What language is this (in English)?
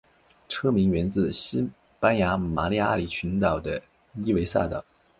Chinese